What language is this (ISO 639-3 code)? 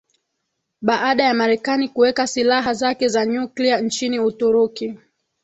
swa